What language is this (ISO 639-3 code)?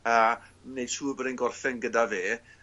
cym